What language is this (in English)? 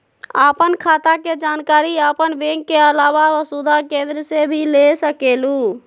Magahi